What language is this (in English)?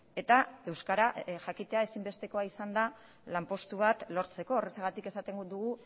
Basque